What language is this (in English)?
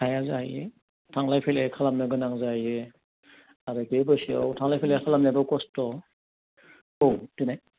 Bodo